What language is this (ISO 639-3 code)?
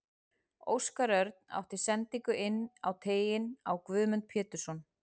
isl